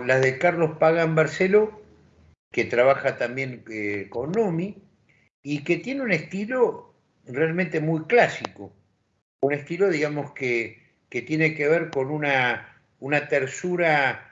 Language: Spanish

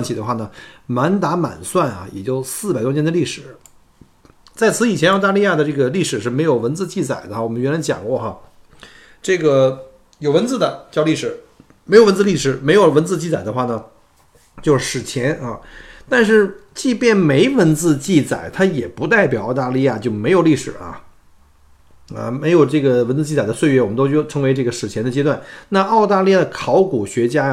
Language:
Chinese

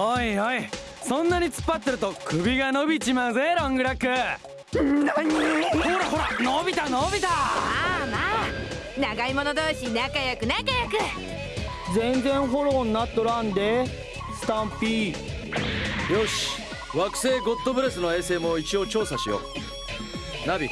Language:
Japanese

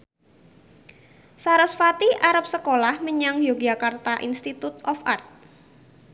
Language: Javanese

